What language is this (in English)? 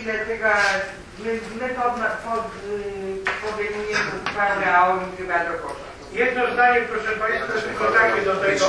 Polish